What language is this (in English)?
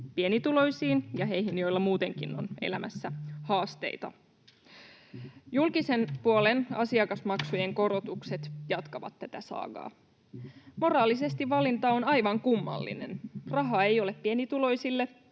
Finnish